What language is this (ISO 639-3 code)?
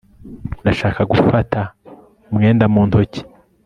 kin